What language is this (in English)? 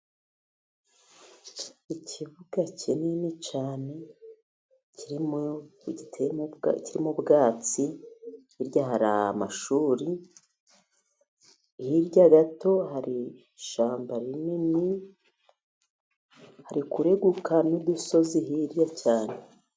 Kinyarwanda